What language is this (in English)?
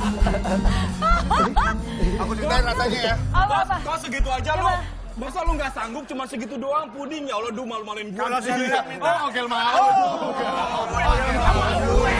Indonesian